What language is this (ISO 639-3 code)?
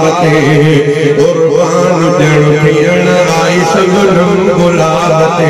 ara